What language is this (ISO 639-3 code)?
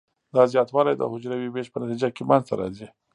pus